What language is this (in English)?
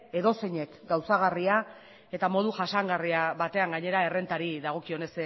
Basque